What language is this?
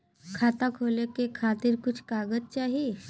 Bhojpuri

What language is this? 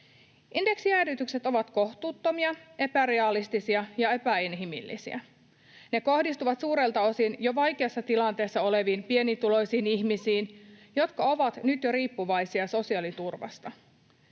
Finnish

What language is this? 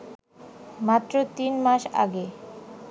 Bangla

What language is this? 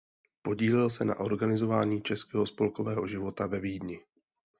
Czech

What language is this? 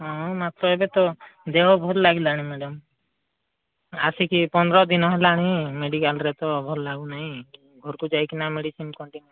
Odia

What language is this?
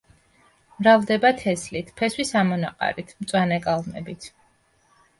Georgian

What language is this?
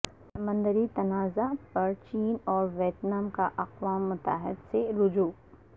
Urdu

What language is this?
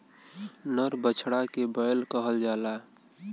Bhojpuri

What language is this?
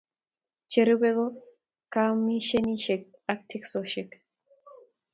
Kalenjin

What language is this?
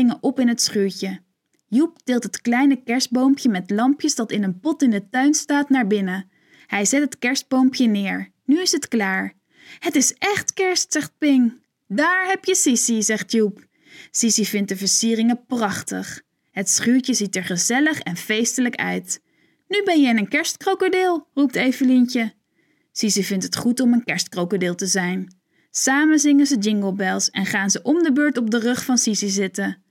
Dutch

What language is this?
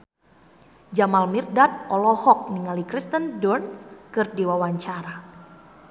Sundanese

